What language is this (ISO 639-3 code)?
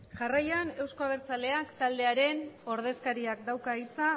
eus